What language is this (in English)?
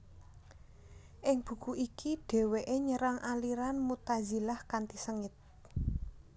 Javanese